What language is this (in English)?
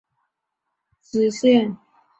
Chinese